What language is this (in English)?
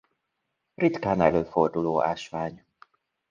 Hungarian